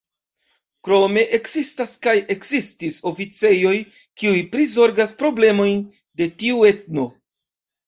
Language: Esperanto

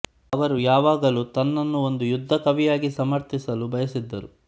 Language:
Kannada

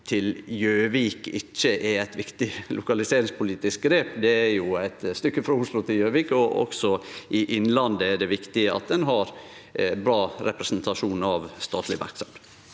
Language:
Norwegian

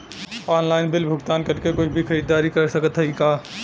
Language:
Bhojpuri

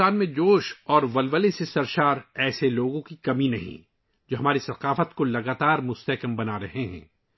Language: Urdu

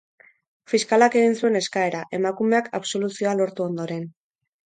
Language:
Basque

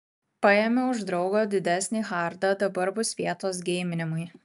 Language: Lithuanian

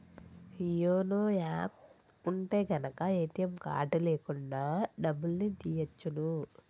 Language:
Telugu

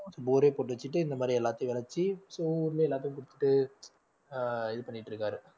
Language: Tamil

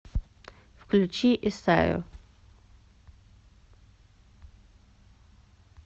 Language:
Russian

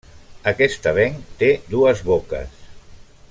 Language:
Catalan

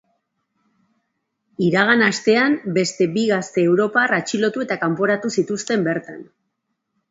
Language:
Basque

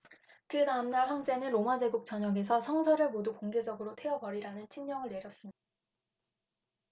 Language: Korean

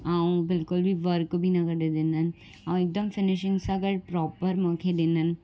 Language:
Sindhi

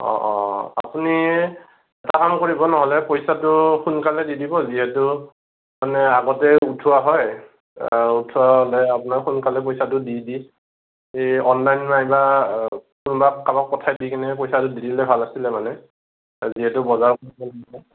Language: Assamese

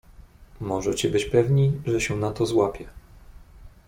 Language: Polish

